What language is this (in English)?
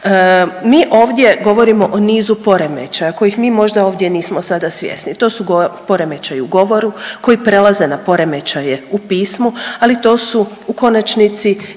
Croatian